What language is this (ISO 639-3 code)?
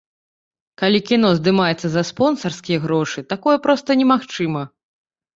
bel